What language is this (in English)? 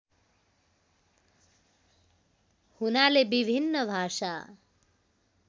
Nepali